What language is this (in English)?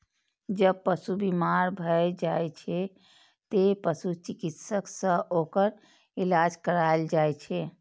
Maithili